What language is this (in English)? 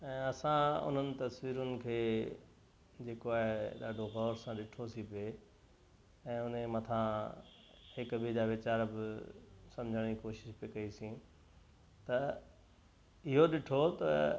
Sindhi